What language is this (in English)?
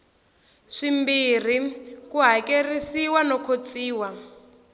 Tsonga